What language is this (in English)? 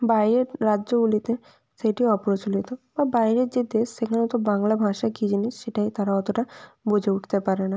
Bangla